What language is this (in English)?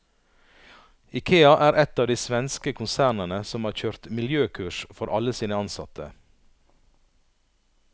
Norwegian